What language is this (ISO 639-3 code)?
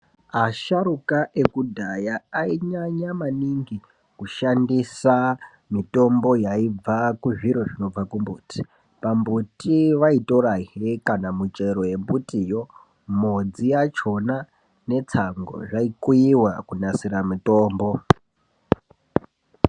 ndc